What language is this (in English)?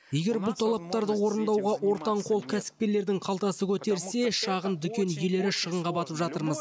Kazakh